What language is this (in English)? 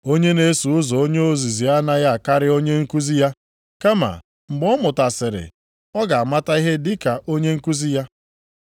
Igbo